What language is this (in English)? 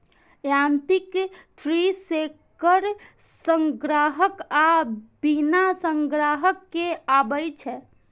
Maithili